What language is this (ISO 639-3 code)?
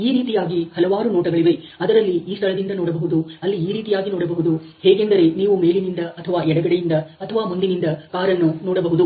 kan